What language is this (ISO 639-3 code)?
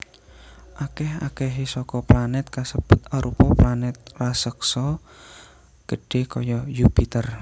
jav